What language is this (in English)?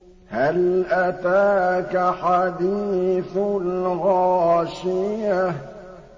Arabic